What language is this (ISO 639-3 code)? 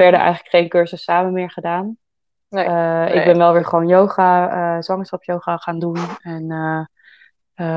nld